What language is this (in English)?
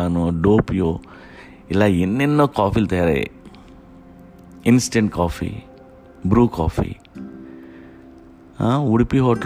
Telugu